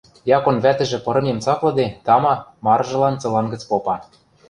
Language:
Western Mari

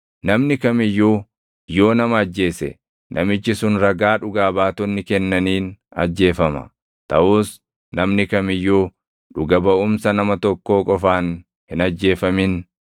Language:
Oromo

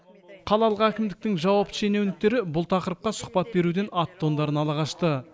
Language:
Kazakh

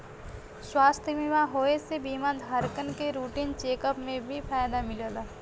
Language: Bhojpuri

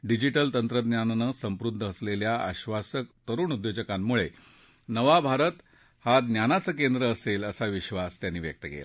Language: Marathi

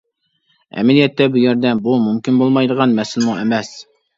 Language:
Uyghur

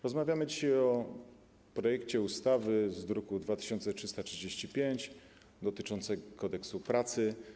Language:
Polish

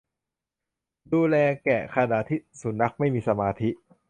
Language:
Thai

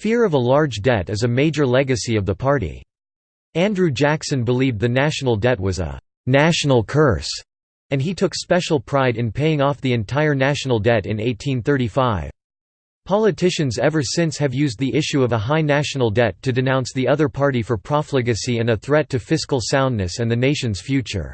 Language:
English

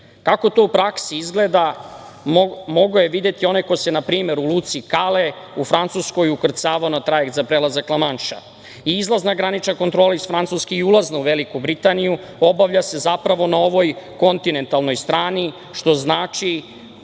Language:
Serbian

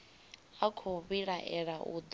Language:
Venda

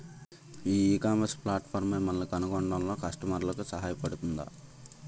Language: Telugu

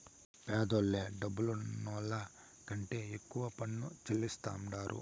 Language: Telugu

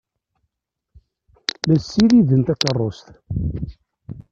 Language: Kabyle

